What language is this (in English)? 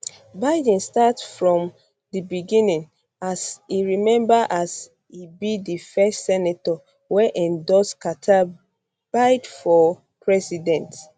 Nigerian Pidgin